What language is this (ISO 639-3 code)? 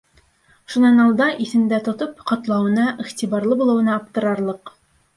bak